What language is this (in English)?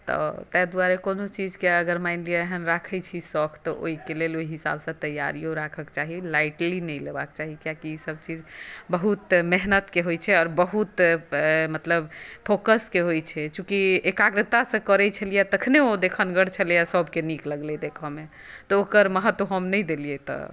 Maithili